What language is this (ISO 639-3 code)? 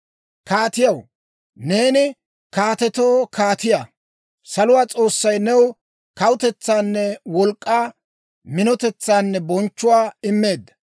dwr